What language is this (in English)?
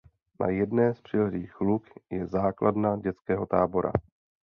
Czech